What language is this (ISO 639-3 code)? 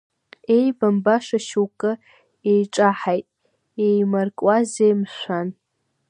abk